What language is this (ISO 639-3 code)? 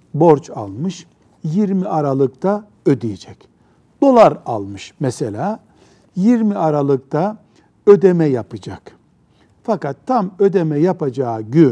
tur